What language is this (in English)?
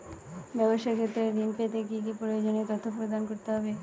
Bangla